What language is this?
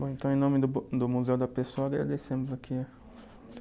Portuguese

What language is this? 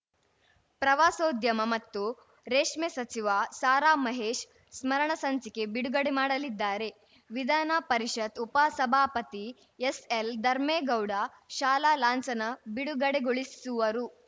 Kannada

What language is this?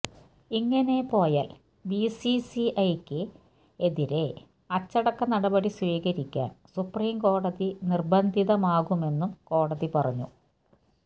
Malayalam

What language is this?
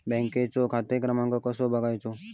Marathi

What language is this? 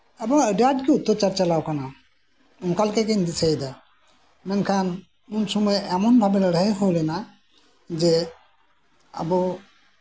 Santali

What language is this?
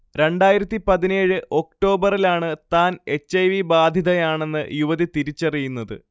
Malayalam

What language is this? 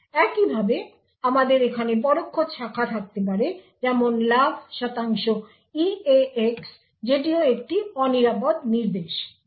Bangla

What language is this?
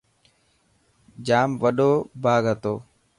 Dhatki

